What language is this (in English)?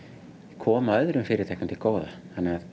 Icelandic